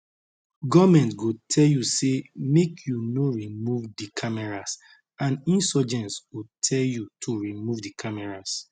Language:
Nigerian Pidgin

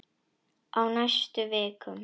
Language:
Icelandic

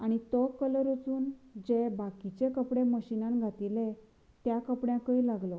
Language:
Konkani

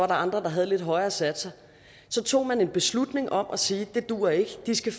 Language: Danish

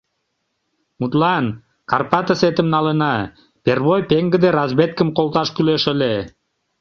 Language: Mari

